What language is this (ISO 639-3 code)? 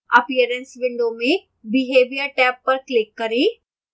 hin